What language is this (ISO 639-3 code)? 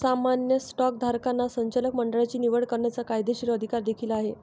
mar